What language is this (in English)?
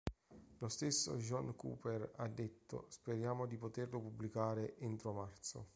Italian